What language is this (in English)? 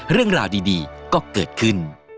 Thai